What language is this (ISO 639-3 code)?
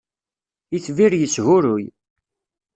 kab